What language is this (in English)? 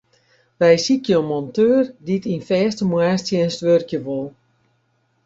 Western Frisian